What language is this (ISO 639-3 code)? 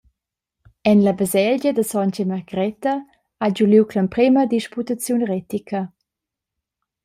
roh